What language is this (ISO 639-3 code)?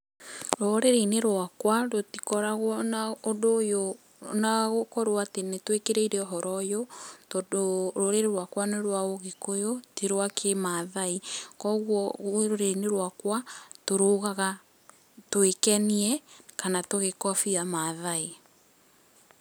kik